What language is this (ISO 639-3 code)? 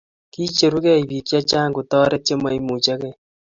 kln